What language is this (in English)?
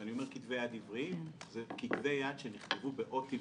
Hebrew